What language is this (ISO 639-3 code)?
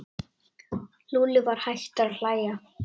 isl